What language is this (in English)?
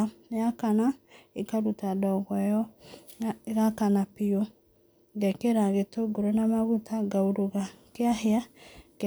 Kikuyu